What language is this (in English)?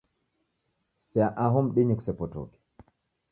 Taita